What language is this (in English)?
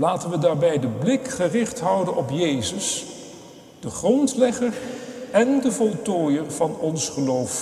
Dutch